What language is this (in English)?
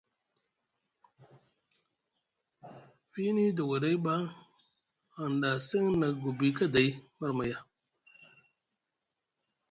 Musgu